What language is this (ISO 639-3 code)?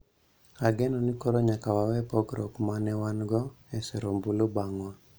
luo